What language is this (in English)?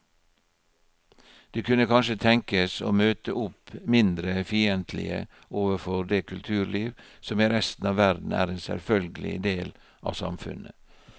Norwegian